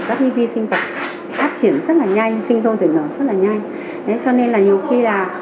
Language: Vietnamese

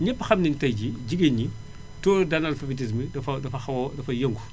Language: Wolof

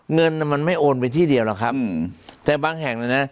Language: Thai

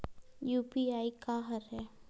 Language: Chhattisgarhi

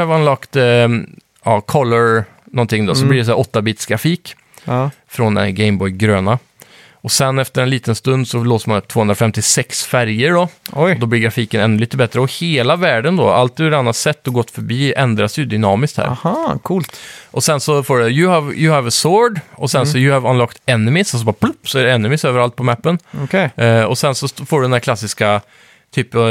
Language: Swedish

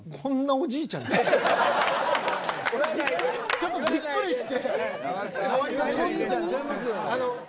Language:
Japanese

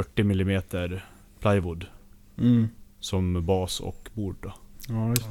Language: Swedish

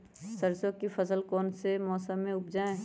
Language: Magahi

